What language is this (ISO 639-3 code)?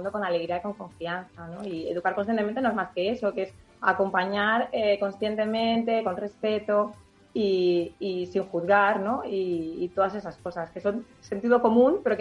spa